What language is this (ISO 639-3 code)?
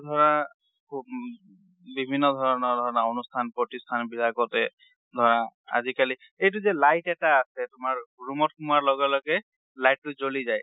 asm